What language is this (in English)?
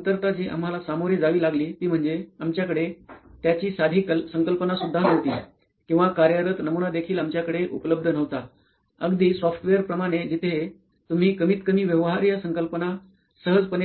Marathi